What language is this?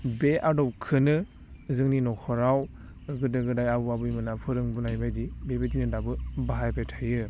Bodo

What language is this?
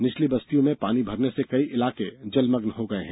Hindi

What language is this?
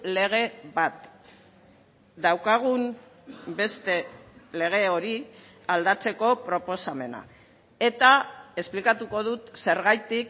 Basque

